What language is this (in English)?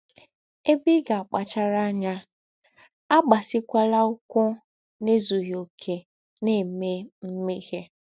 Igbo